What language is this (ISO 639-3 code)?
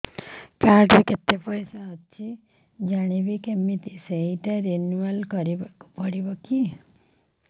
ori